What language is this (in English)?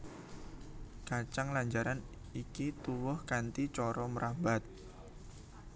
Javanese